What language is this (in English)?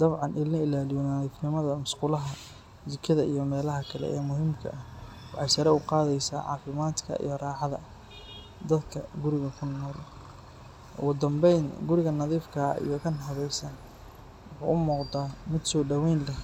Somali